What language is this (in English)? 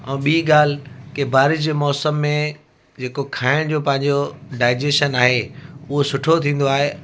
Sindhi